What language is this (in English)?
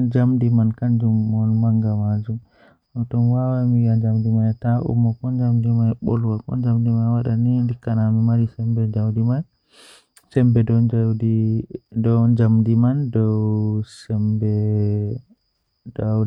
Western Niger Fulfulde